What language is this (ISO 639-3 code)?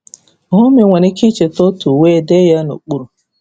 ibo